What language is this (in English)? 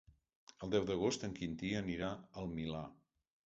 Catalan